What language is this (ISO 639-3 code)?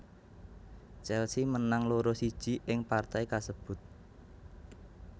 jav